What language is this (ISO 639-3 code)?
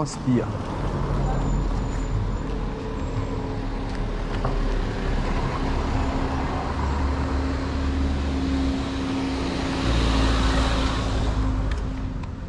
fra